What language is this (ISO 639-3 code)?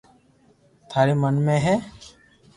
lrk